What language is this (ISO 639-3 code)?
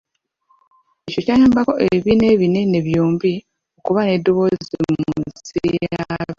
lug